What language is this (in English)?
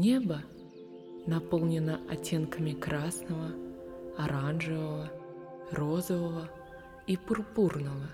Russian